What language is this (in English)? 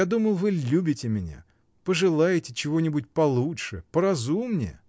Russian